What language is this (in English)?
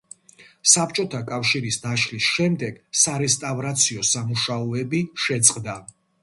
Georgian